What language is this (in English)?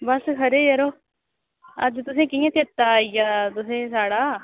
Dogri